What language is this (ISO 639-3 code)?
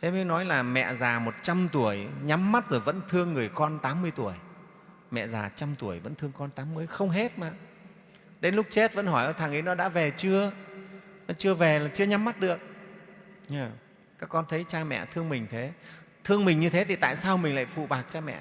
vie